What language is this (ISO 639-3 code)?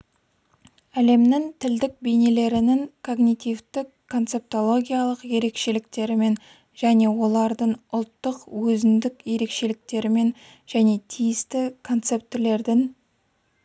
kaz